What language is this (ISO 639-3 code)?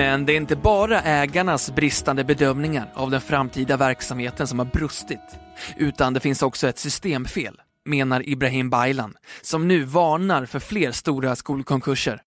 swe